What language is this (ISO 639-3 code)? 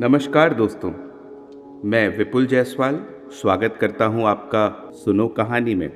hin